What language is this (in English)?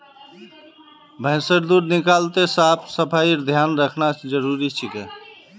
Magahi